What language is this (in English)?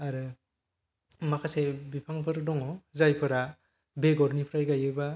Bodo